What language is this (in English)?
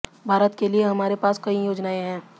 Hindi